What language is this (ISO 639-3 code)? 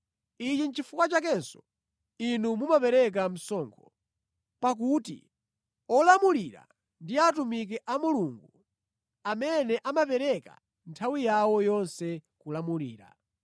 nya